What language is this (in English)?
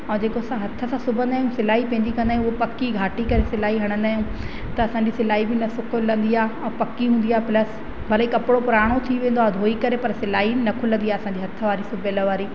Sindhi